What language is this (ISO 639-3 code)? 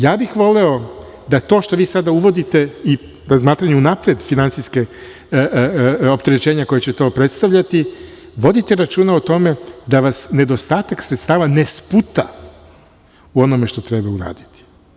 srp